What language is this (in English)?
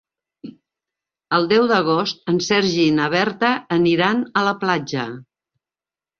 Catalan